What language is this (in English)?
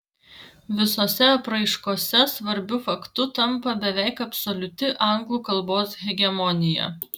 Lithuanian